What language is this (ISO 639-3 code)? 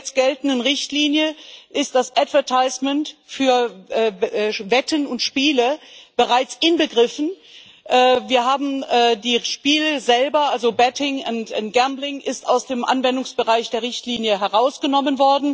deu